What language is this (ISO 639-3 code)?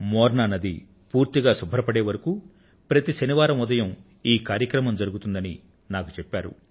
tel